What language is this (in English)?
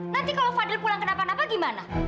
Indonesian